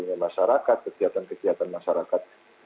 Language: Indonesian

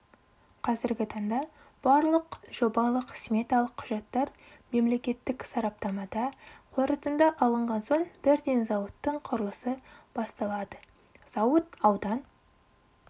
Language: Kazakh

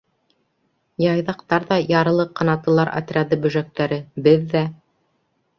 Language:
Bashkir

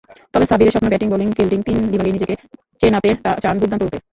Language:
Bangla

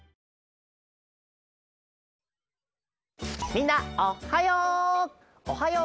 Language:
Japanese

